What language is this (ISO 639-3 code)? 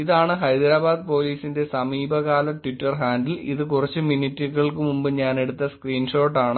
mal